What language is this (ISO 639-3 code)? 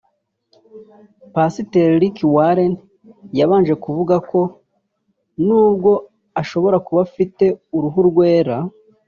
kin